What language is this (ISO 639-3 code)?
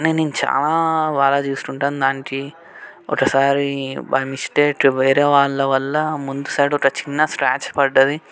tel